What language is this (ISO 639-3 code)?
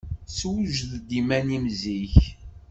kab